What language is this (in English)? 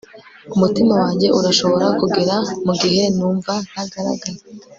Kinyarwanda